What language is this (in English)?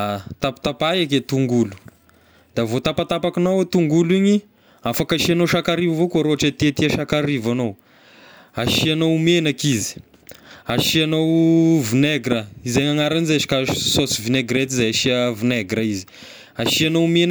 Tesaka Malagasy